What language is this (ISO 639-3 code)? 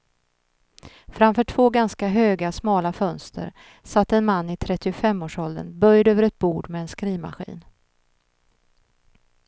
swe